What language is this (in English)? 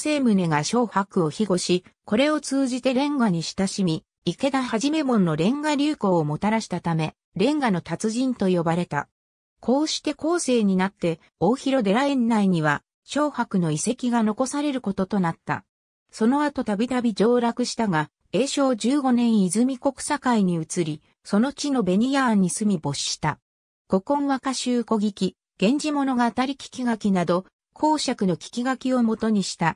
Japanese